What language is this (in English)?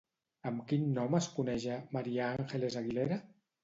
Catalan